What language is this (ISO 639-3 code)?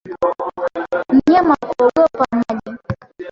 swa